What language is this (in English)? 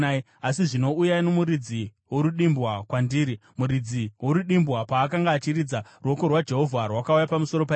Shona